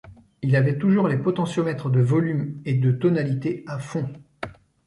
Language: French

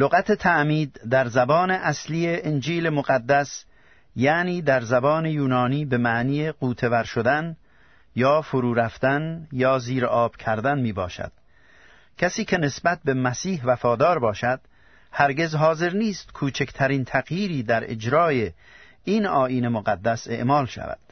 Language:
Persian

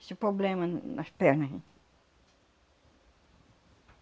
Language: Portuguese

